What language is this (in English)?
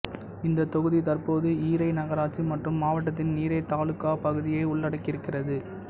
Tamil